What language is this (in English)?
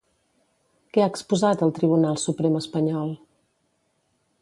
Catalan